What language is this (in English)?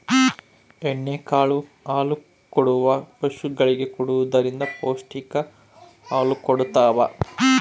Kannada